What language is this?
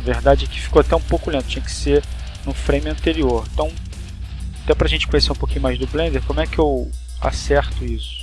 Portuguese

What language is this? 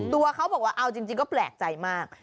Thai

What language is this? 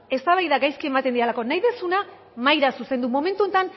Basque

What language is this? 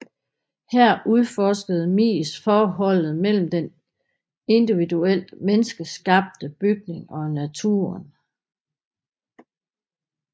Danish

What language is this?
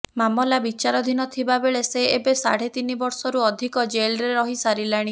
Odia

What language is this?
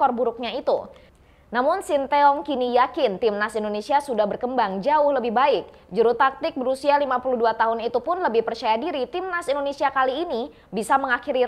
Indonesian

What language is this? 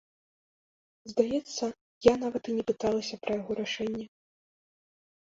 Belarusian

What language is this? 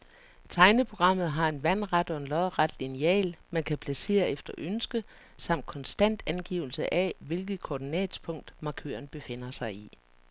Danish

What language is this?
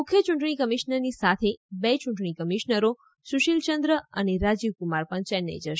Gujarati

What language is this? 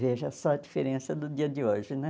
Portuguese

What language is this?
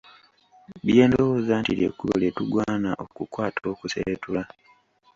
Ganda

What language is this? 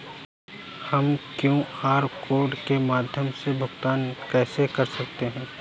Hindi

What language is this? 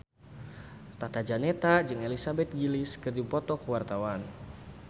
Sundanese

